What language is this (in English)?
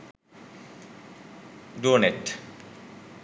Sinhala